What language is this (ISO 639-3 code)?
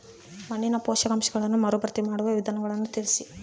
kan